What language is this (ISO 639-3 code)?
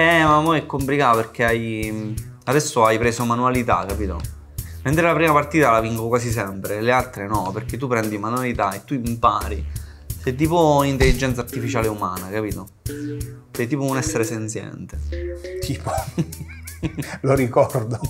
ita